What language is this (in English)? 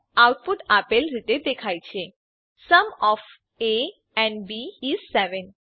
Gujarati